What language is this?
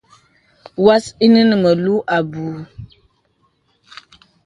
Bebele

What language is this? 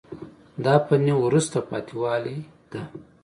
Pashto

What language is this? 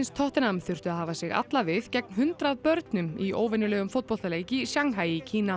Icelandic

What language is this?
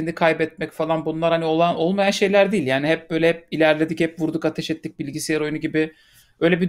Turkish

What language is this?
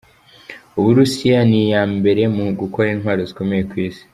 Kinyarwanda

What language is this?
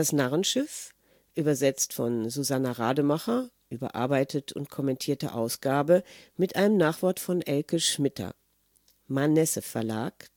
German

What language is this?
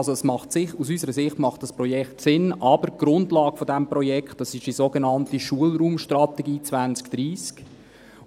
Swiss German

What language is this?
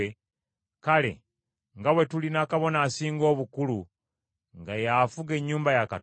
Ganda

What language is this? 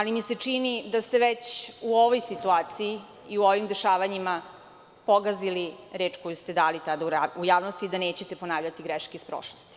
Serbian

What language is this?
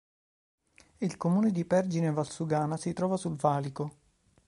Italian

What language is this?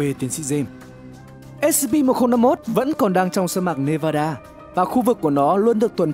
Vietnamese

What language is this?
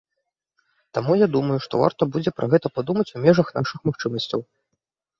Belarusian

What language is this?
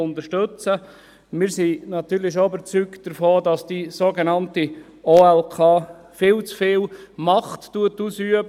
Swiss German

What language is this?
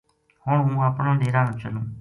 Gujari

